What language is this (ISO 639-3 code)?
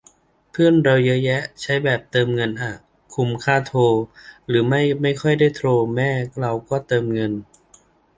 tha